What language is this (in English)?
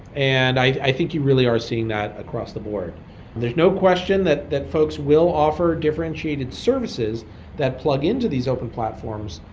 English